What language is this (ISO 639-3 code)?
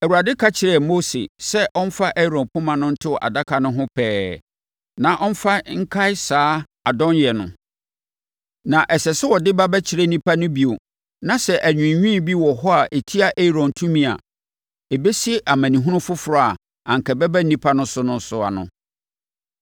aka